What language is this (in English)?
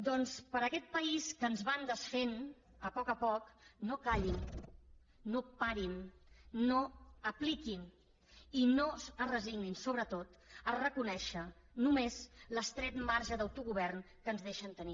Catalan